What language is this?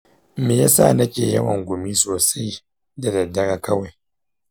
Hausa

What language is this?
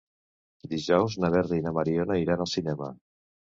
Catalan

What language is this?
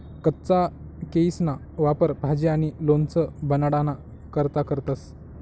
Marathi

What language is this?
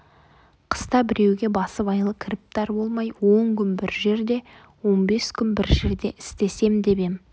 Kazakh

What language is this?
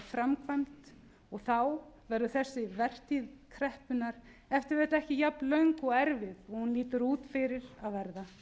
Icelandic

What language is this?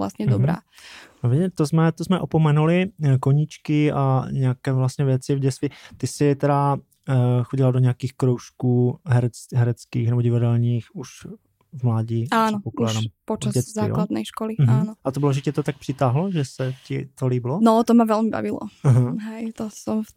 Czech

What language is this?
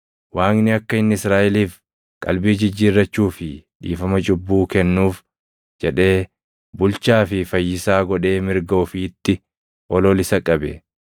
Oromo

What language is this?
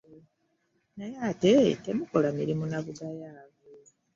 Ganda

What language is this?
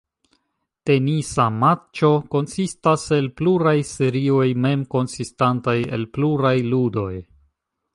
Esperanto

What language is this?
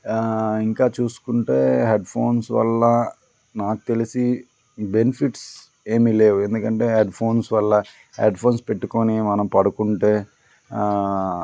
Telugu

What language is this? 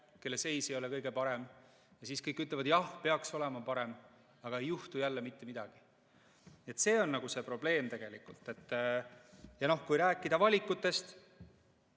Estonian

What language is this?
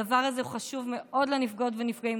Hebrew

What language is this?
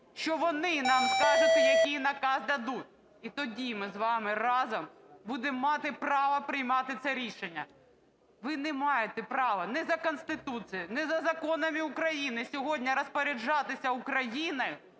Ukrainian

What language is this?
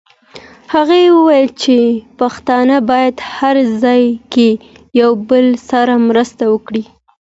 Pashto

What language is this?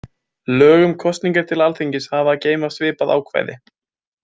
Icelandic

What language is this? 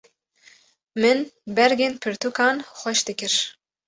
Kurdish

